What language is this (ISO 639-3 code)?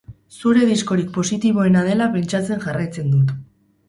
eus